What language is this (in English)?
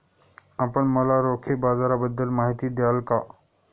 Marathi